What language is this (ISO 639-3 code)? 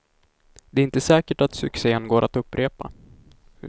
swe